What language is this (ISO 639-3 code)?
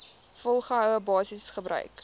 afr